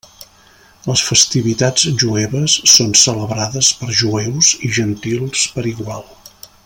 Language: Catalan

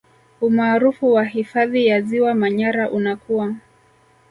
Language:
Swahili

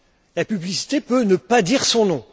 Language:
French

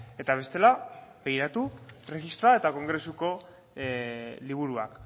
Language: Basque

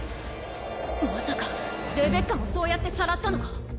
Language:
Japanese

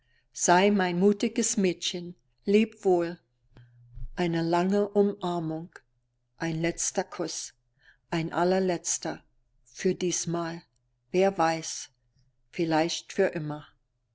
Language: German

